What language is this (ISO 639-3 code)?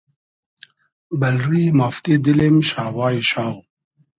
haz